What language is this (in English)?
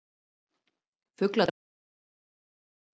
Icelandic